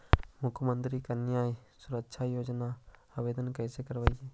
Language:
Magahi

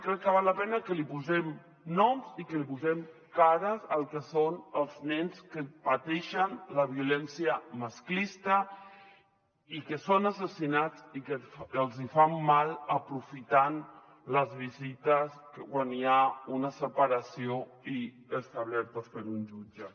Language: Catalan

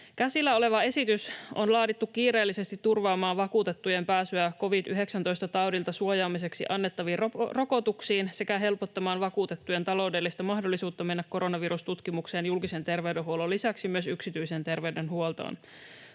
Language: Finnish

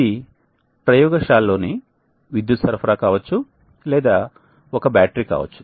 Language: Telugu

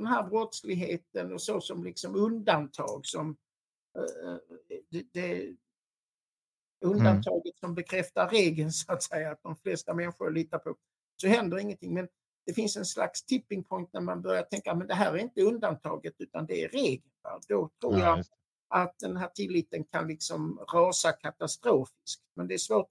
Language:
Swedish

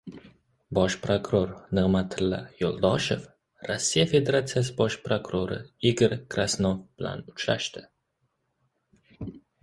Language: Uzbek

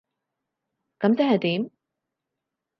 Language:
Cantonese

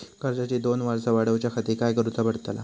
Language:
Marathi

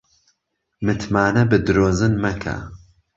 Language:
Central Kurdish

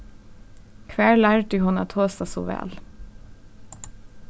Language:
Faroese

